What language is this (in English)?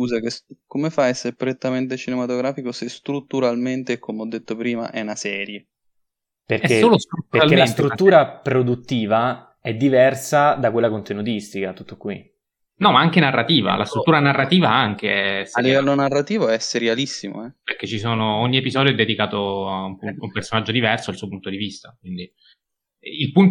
Italian